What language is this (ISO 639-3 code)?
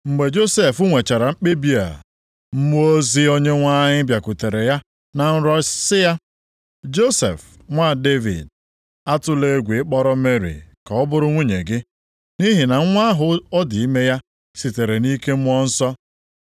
ibo